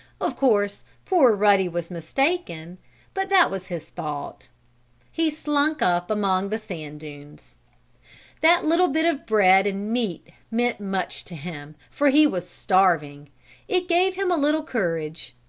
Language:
English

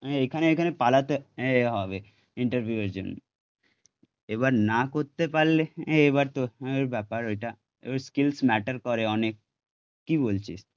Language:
Bangla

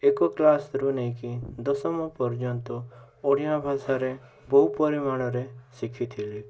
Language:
Odia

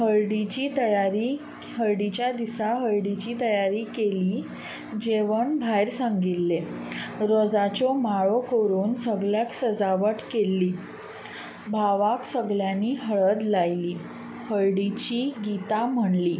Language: Konkani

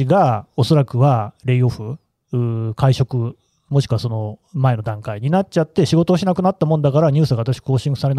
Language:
Japanese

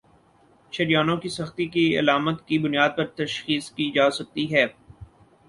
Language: Urdu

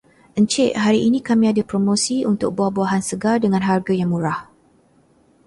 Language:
Malay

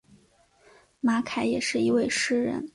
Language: Chinese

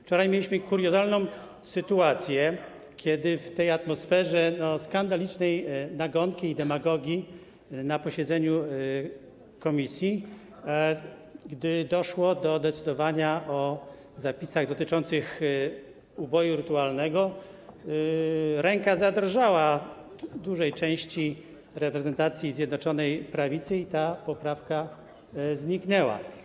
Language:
Polish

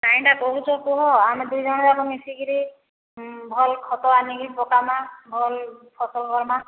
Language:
Odia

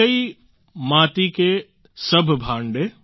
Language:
Gujarati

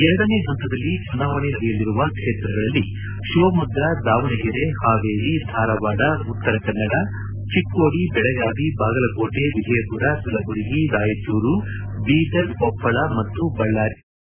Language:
Kannada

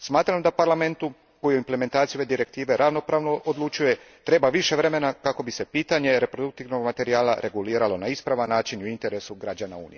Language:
Croatian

